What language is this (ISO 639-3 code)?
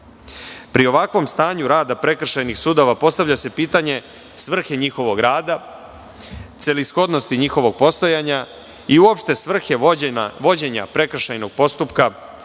srp